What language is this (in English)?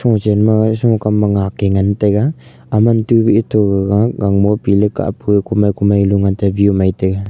Wancho Naga